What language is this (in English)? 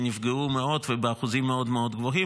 Hebrew